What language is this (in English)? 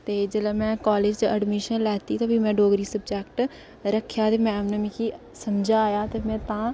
Dogri